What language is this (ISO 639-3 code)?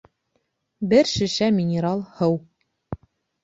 bak